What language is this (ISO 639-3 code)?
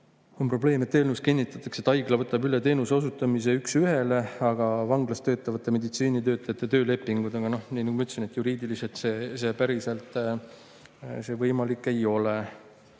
est